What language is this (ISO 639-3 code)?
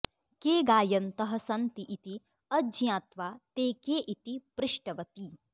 san